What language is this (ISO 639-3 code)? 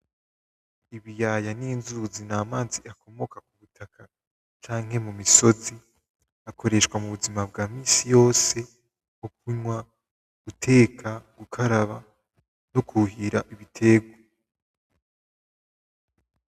run